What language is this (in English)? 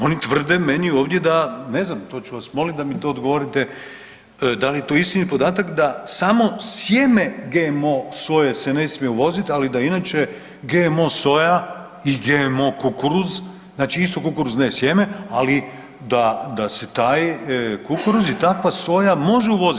Croatian